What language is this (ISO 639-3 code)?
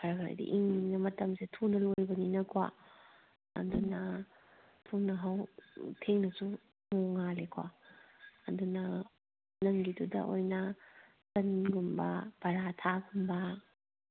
mni